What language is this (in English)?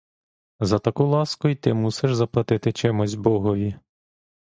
Ukrainian